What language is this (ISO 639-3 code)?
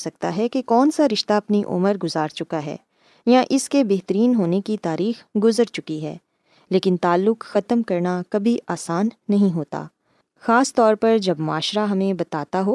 urd